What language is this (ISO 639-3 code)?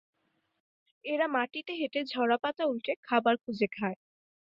ben